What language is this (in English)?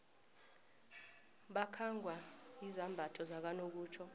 South Ndebele